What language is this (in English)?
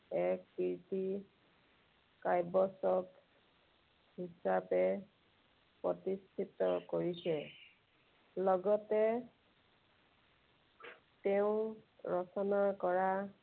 Assamese